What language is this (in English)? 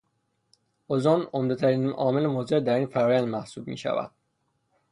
Persian